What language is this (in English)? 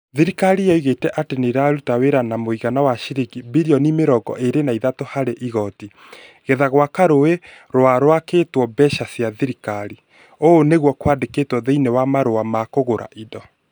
Kikuyu